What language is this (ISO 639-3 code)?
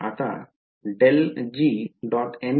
mar